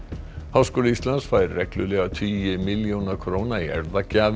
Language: Icelandic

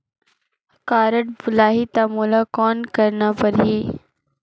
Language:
Chhattisgarhi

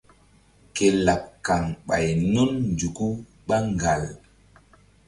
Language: Mbum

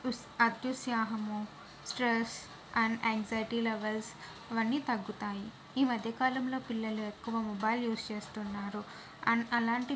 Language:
Telugu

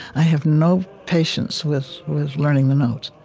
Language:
English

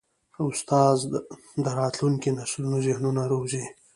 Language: Pashto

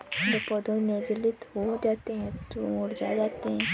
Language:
Hindi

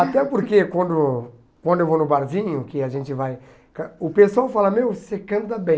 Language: Portuguese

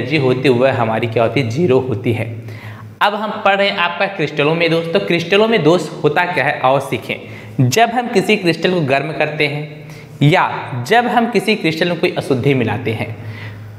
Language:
Hindi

